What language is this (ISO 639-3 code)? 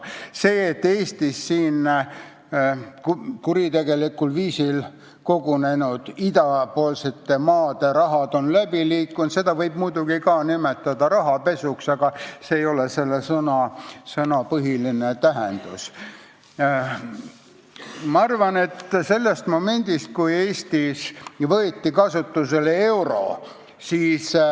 est